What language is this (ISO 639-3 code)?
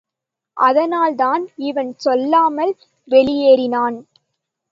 tam